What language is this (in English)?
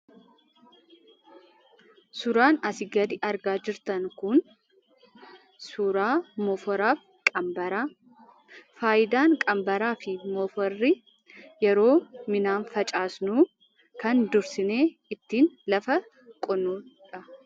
Oromo